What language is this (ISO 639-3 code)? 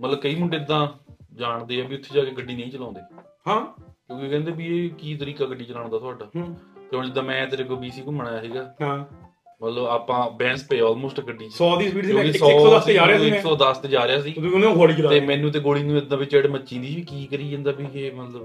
pan